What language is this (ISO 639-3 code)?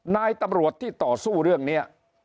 tha